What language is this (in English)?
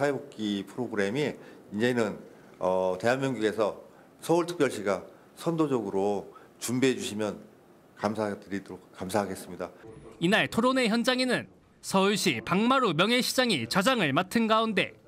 Korean